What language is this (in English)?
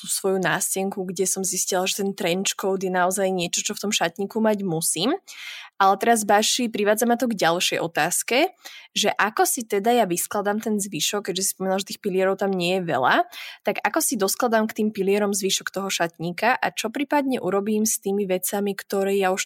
Slovak